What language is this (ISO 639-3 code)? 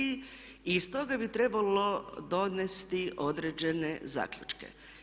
hrv